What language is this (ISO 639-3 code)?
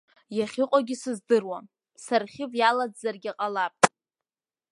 abk